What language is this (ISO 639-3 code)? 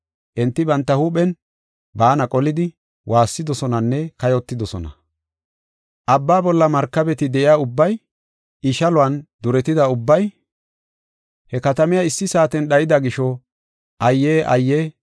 gof